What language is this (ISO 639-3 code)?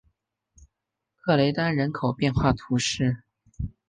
zho